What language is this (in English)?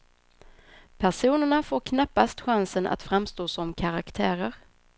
Swedish